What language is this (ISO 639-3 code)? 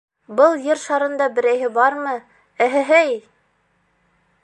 bak